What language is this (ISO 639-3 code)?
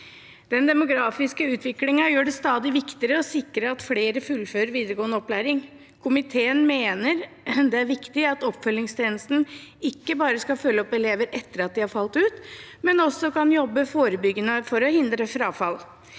nor